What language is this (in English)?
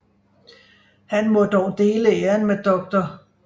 Danish